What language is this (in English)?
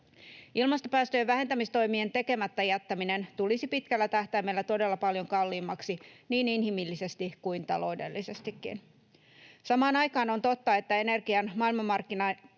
Finnish